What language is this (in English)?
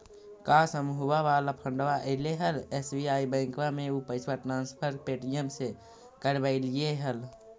Magahi